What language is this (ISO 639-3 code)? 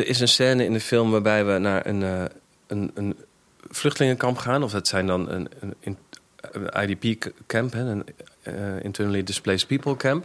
nld